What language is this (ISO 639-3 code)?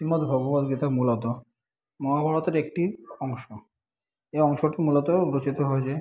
ben